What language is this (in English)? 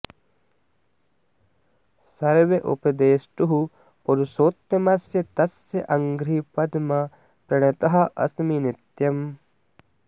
Sanskrit